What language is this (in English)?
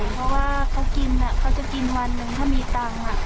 Thai